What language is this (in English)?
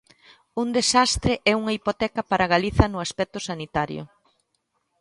Galician